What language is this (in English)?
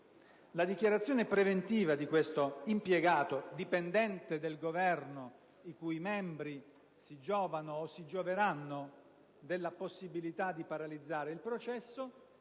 Italian